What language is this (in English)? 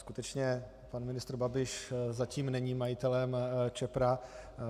Czech